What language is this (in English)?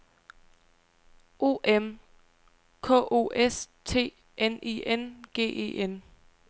Danish